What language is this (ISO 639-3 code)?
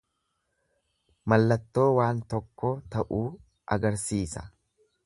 orm